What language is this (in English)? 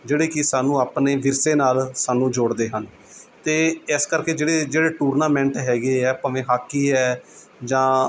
Punjabi